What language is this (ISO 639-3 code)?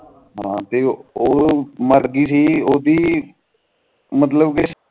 pan